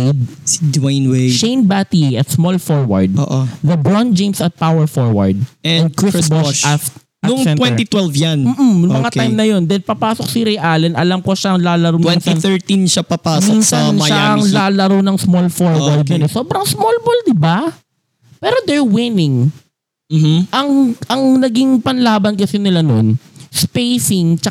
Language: Filipino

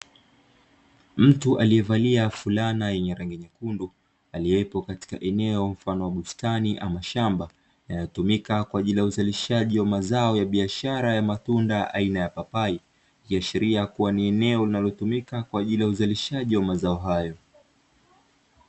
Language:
Swahili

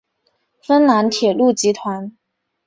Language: Chinese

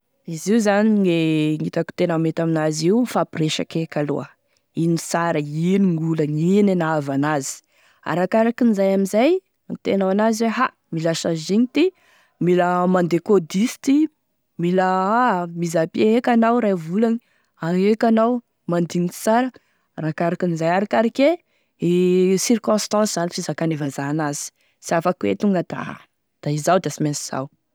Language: Tesaka Malagasy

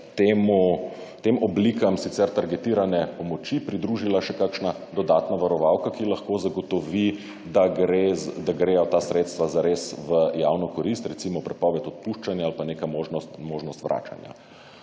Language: Slovenian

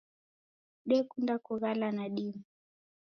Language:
Taita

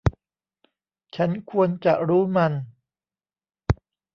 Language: Thai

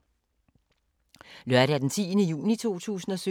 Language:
Danish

